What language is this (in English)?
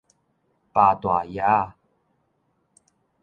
Min Nan Chinese